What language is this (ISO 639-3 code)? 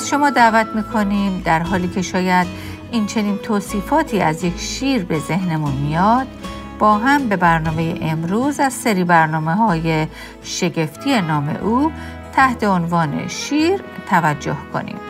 fas